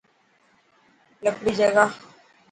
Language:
Dhatki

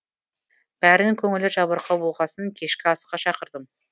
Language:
Kazakh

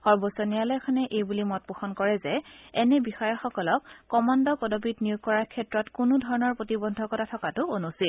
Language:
Assamese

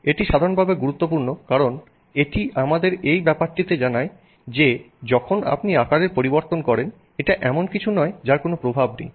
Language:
Bangla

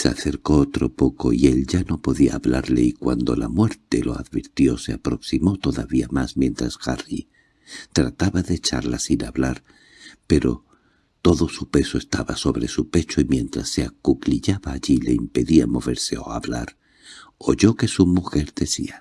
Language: Spanish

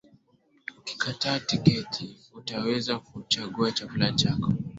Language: Swahili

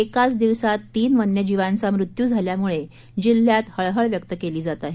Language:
Marathi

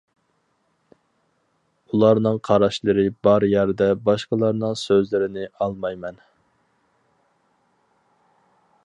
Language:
Uyghur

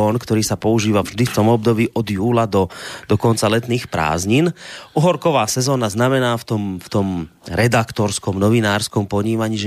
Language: Slovak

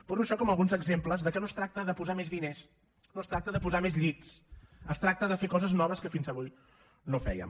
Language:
Catalan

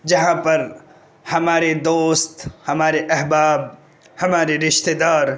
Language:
Urdu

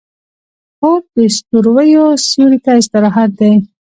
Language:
Pashto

